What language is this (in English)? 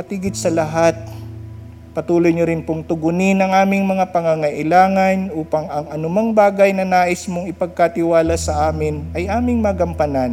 Filipino